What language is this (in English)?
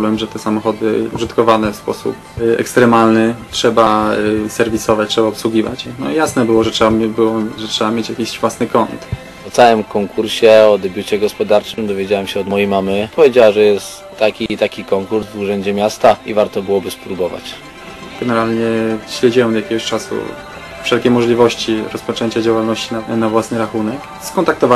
Polish